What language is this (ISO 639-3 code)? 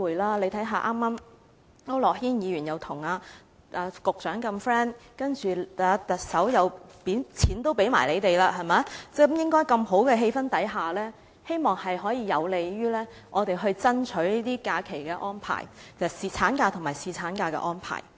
yue